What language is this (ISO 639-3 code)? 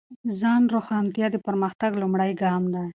pus